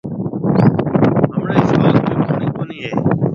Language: Marwari (Pakistan)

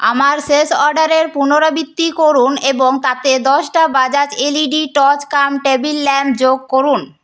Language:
Bangla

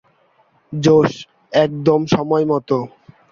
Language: Bangla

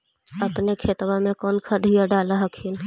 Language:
Magahi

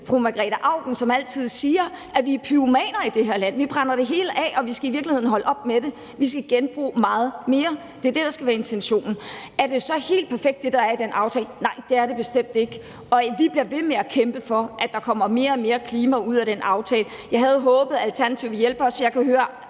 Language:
Danish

